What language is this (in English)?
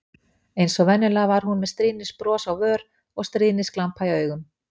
Icelandic